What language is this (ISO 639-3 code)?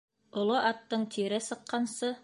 bak